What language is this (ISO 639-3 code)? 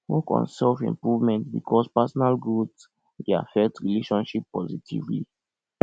pcm